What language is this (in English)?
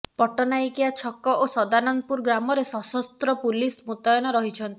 Odia